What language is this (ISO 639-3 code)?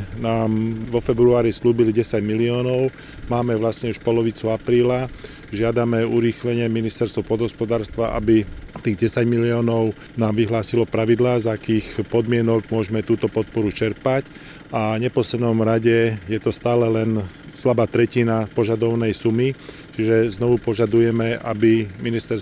slk